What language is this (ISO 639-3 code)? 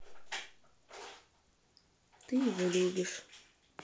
rus